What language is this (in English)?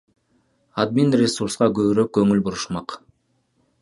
Kyrgyz